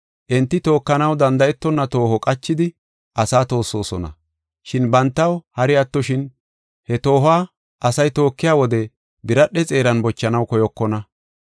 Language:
Gofa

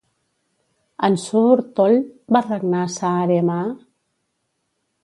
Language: Catalan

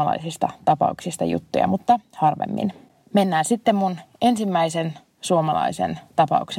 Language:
Finnish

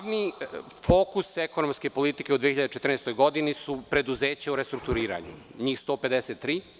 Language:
Serbian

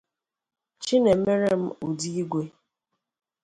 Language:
Igbo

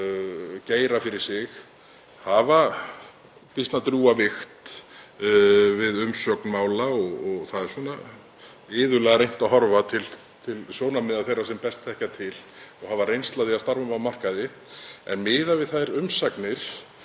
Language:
Icelandic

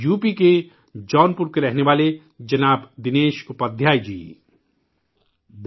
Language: Urdu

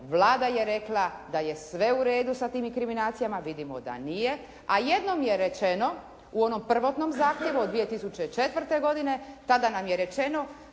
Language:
Croatian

